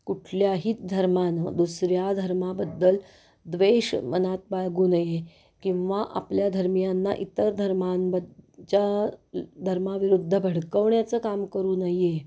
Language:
Marathi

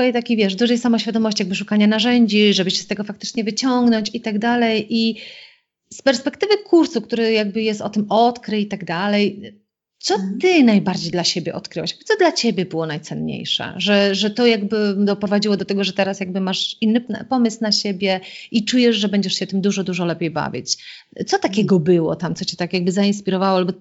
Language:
Polish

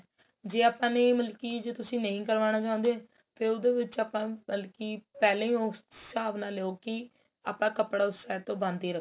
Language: Punjabi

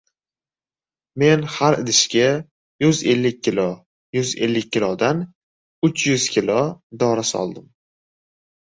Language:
Uzbek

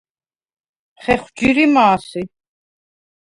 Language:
Svan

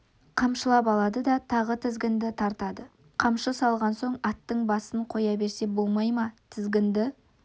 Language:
Kazakh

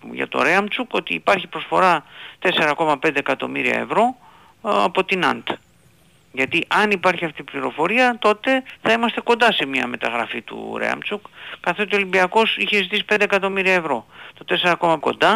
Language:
Greek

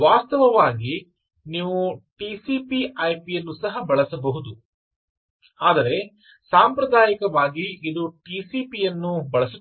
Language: Kannada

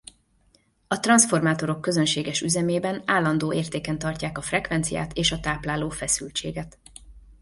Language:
Hungarian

